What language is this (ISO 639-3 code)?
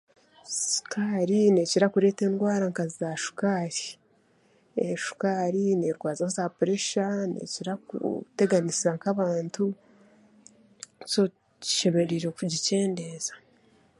cgg